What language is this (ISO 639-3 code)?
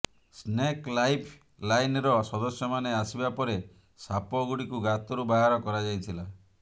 ori